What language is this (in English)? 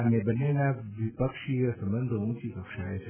Gujarati